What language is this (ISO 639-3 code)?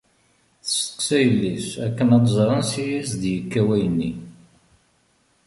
kab